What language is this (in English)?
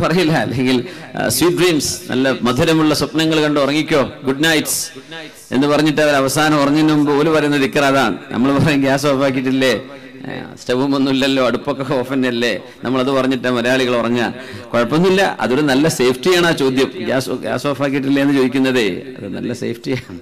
Malayalam